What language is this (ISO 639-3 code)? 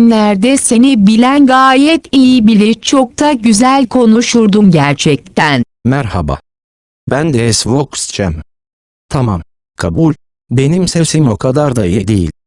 tur